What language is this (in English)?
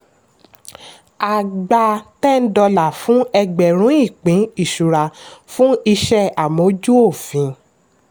Yoruba